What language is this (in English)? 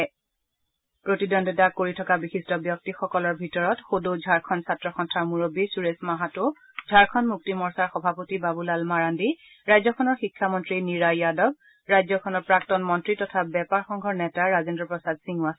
Assamese